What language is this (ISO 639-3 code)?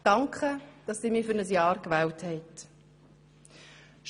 gsw